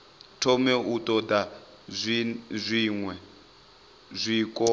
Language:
Venda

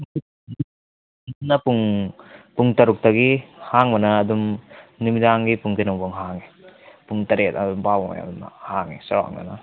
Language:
Manipuri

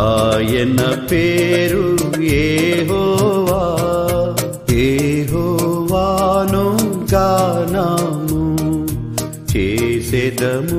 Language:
Telugu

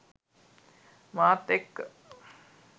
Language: Sinhala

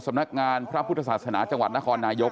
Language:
Thai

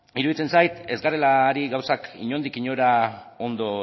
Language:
Basque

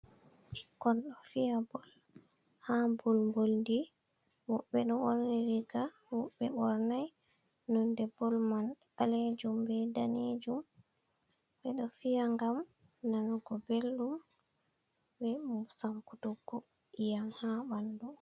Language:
Fula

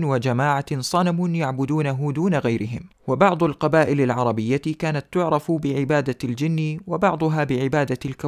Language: Arabic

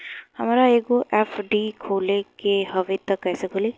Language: Bhojpuri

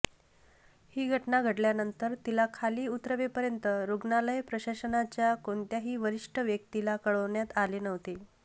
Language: Marathi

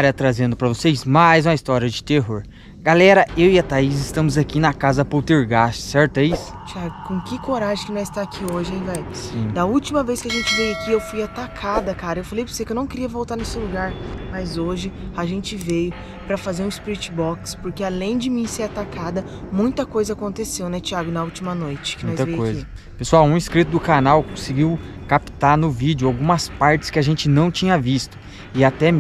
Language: Portuguese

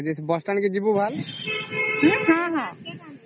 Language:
Odia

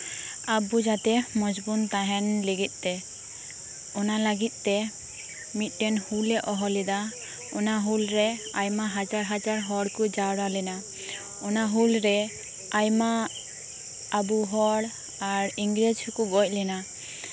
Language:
Santali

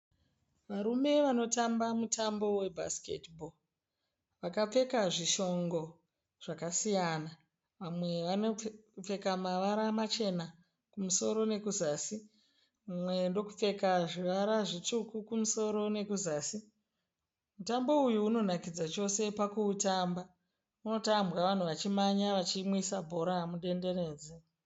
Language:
Shona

